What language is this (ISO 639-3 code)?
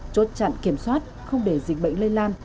vie